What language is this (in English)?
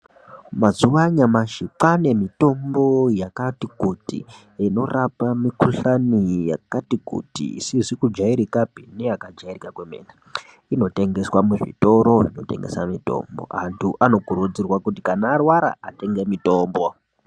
Ndau